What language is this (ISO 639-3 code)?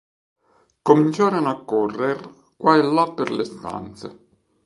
ita